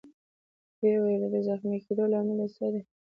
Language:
Pashto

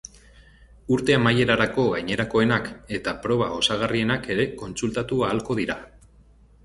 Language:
Basque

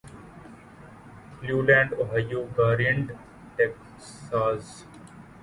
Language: Urdu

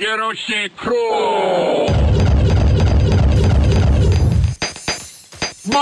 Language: English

